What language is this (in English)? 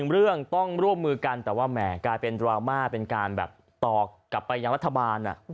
Thai